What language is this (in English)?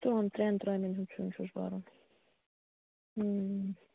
Kashmiri